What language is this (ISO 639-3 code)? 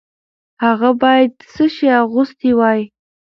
pus